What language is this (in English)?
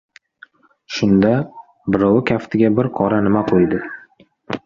Uzbek